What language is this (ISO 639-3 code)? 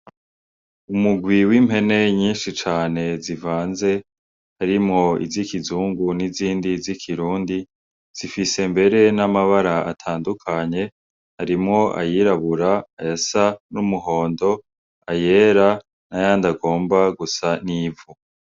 run